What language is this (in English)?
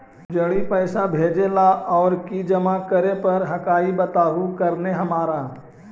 Magahi